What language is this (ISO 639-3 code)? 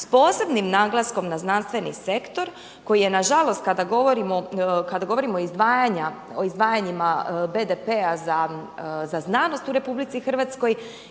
hrv